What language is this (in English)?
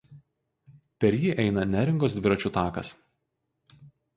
Lithuanian